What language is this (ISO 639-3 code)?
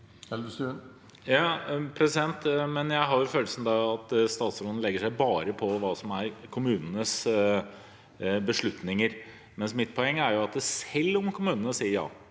nor